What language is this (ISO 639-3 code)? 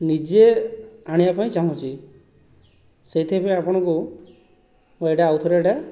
ori